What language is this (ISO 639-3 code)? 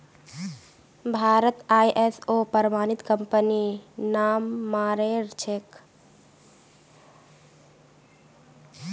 mag